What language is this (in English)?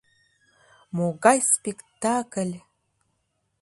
Mari